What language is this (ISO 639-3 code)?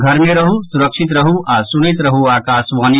mai